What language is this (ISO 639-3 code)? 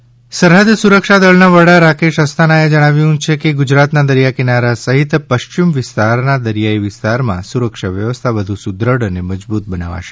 guj